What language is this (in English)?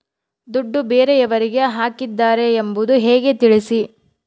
Kannada